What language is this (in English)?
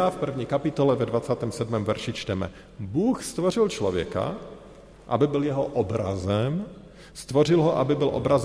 Czech